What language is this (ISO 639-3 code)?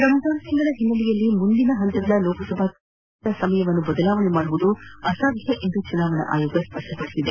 kan